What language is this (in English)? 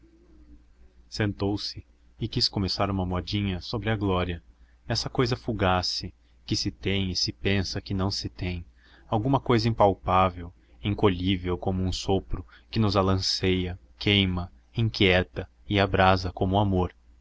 Portuguese